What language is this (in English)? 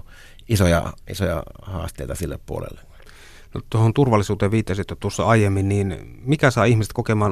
Finnish